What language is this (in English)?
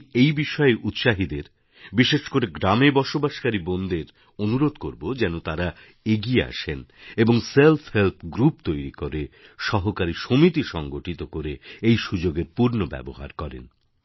Bangla